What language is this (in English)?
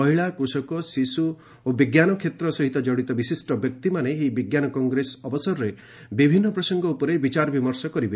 Odia